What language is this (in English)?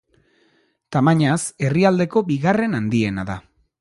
Basque